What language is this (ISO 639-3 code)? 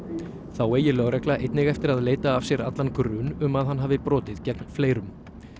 isl